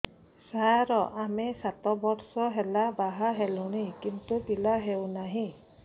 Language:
Odia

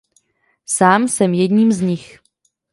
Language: Czech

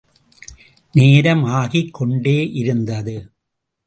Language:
Tamil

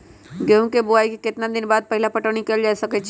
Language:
Magahi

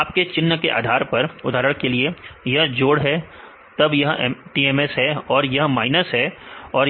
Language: Hindi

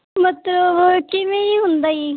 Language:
Punjabi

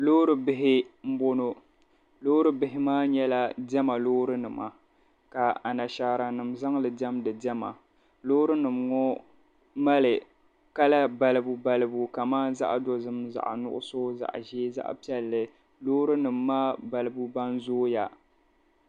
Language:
Dagbani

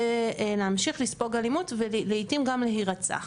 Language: Hebrew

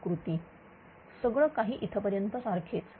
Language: Marathi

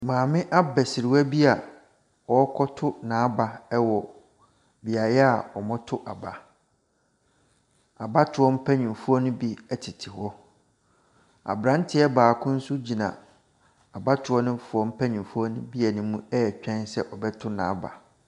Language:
Akan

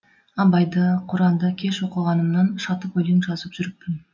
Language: Kazakh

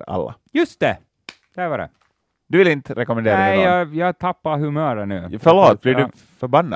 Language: Swedish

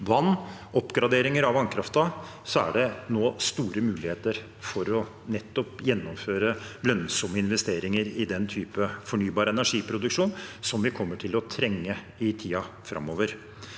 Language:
Norwegian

